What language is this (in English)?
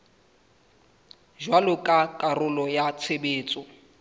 Southern Sotho